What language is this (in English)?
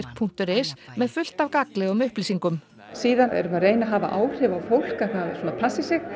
Icelandic